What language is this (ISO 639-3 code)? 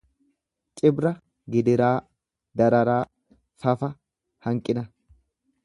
orm